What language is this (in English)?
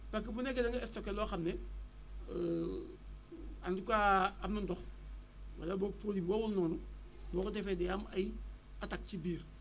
Wolof